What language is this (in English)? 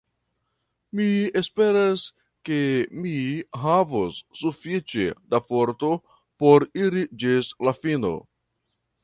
Esperanto